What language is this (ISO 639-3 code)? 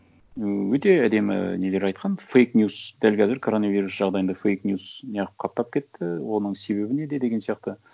kaz